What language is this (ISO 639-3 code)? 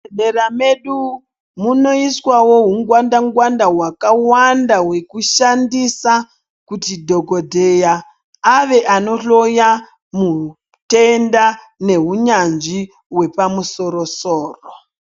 ndc